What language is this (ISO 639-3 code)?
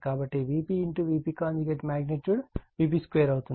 tel